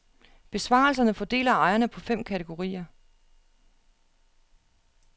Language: Danish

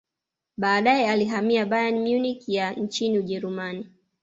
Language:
Swahili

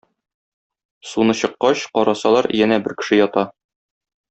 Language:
Tatar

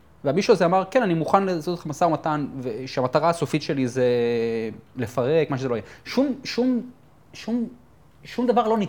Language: Hebrew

